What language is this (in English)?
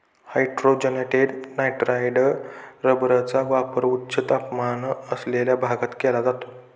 Marathi